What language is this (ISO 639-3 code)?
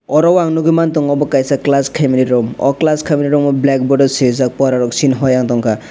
trp